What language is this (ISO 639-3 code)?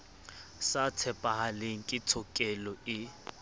sot